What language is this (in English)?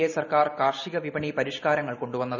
Malayalam